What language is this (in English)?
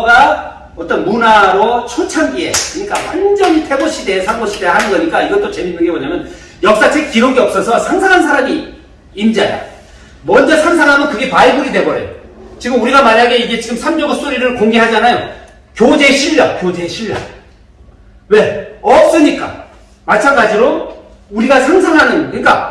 Korean